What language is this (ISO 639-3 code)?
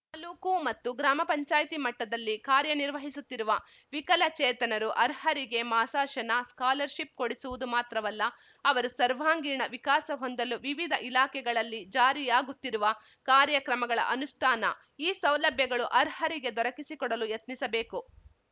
kan